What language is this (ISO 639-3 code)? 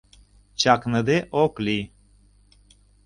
chm